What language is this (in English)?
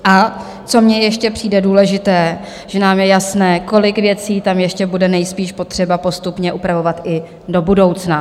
Czech